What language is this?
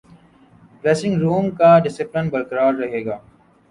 Urdu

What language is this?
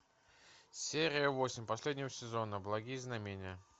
Russian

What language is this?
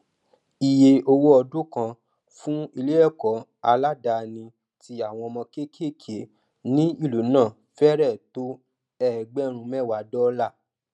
Yoruba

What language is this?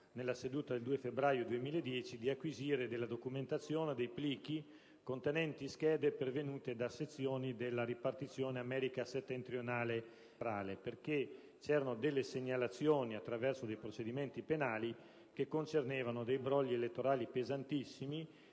Italian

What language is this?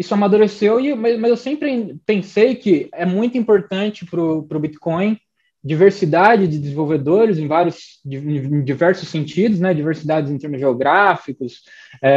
Portuguese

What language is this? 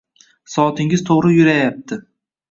Uzbek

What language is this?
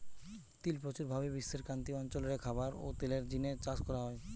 Bangla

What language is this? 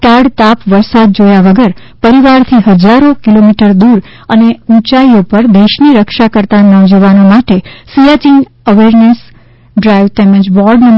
Gujarati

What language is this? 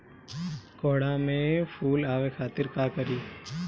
Bhojpuri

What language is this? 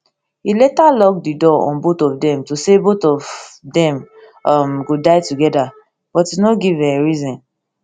Nigerian Pidgin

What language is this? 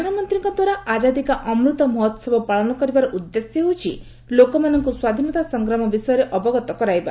Odia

